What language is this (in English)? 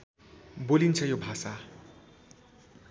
Nepali